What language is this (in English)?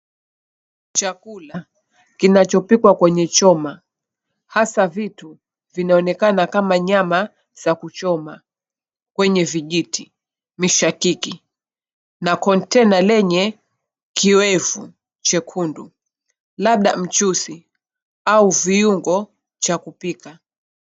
Swahili